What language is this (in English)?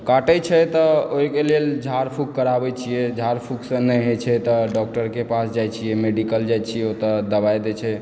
Maithili